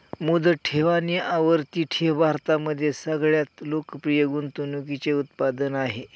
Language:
Marathi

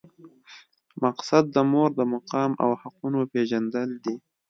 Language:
Pashto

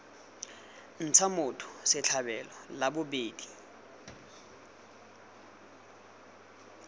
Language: Tswana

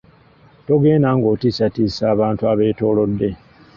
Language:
Ganda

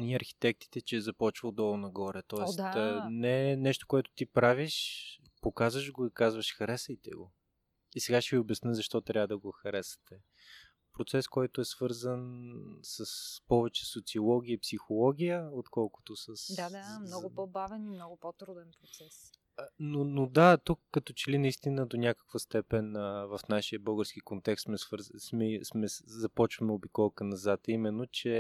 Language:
Bulgarian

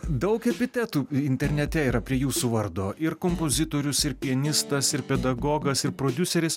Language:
Lithuanian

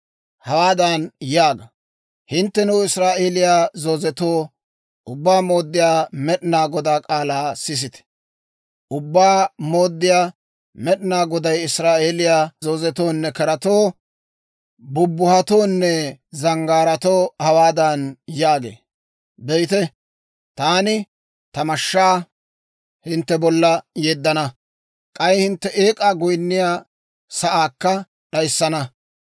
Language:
Dawro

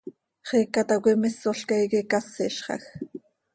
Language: Seri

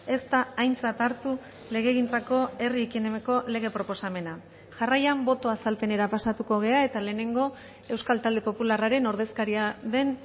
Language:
Basque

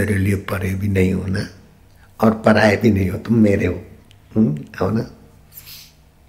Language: Hindi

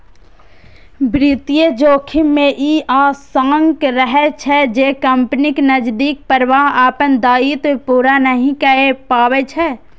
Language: Maithili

